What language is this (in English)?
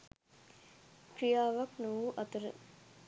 Sinhala